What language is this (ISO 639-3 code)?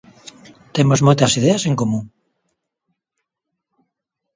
glg